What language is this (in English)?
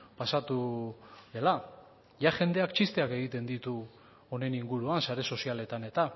Basque